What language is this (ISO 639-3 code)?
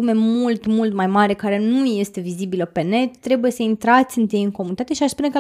ron